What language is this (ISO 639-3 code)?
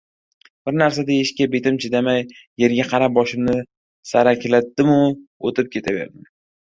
uzb